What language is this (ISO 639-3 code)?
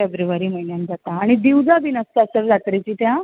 kok